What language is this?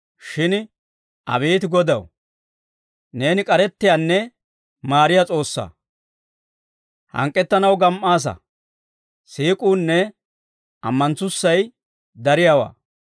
Dawro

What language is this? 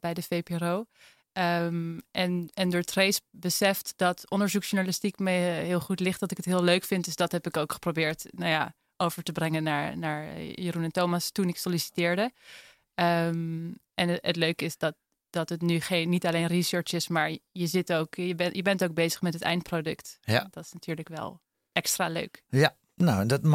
Dutch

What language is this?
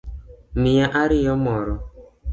Luo (Kenya and Tanzania)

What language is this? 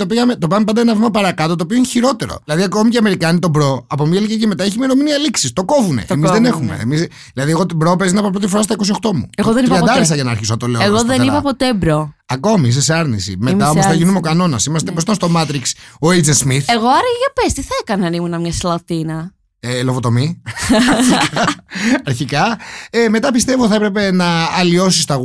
Greek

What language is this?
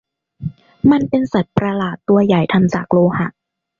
Thai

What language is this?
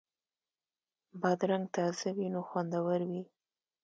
Pashto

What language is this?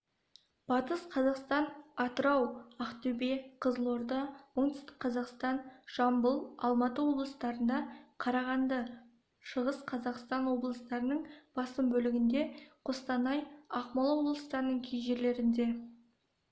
Kazakh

